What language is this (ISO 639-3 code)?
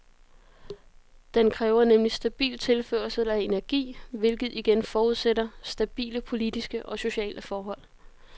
dan